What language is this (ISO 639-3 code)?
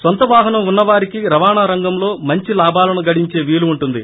tel